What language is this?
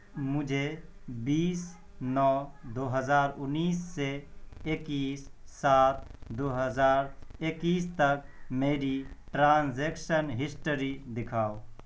Urdu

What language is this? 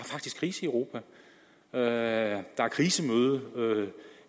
Danish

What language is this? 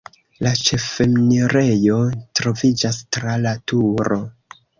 Esperanto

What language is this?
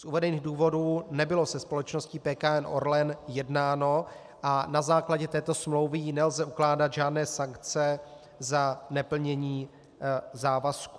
Czech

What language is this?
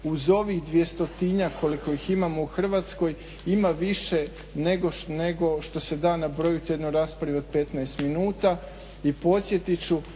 Croatian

